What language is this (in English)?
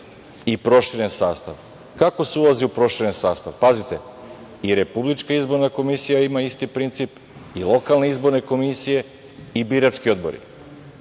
Serbian